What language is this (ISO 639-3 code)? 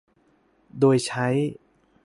tha